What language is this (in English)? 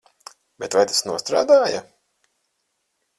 Latvian